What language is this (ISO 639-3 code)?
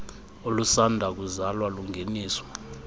xho